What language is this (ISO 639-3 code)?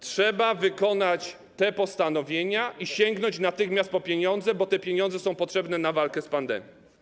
pol